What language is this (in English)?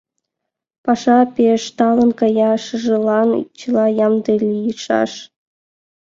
Mari